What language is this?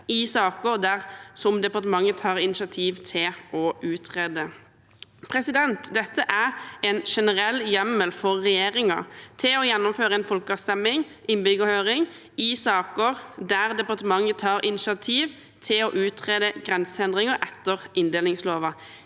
Norwegian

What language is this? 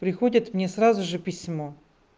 Russian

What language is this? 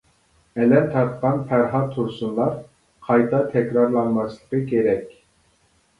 Uyghur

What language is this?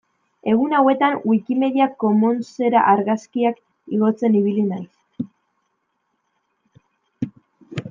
Basque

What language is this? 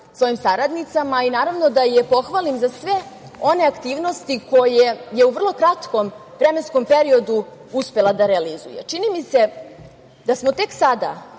Serbian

